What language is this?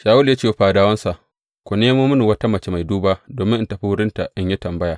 Hausa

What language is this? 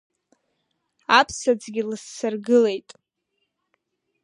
Abkhazian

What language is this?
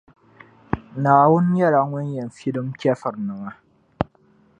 Dagbani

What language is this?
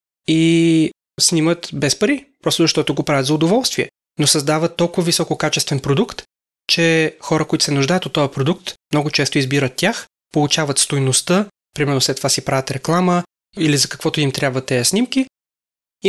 Bulgarian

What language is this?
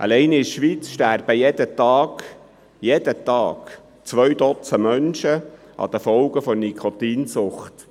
Swiss German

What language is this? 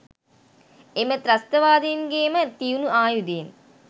Sinhala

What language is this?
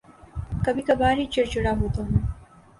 Urdu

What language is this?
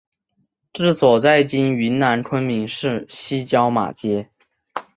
Chinese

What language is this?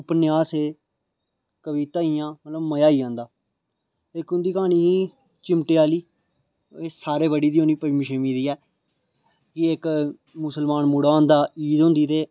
Dogri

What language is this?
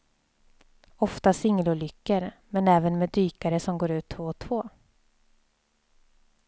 Swedish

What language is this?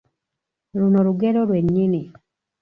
Ganda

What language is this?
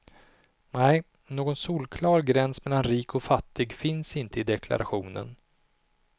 Swedish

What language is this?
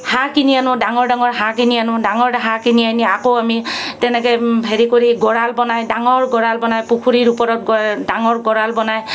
Assamese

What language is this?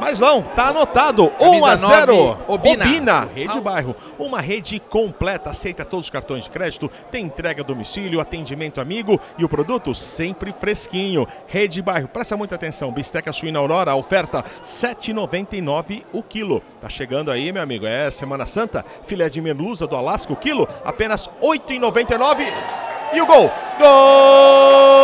Portuguese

